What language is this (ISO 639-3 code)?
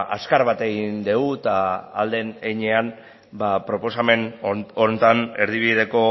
eus